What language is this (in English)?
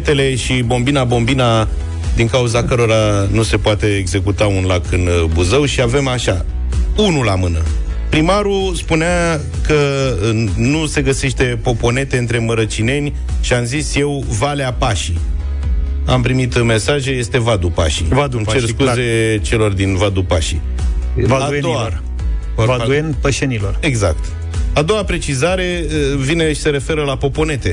Romanian